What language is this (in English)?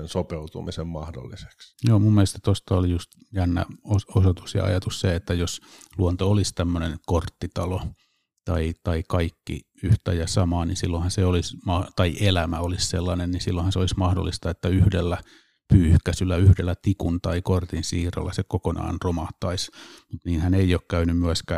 Finnish